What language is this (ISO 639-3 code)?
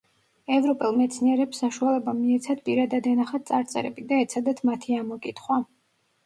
kat